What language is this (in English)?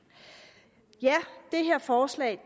Danish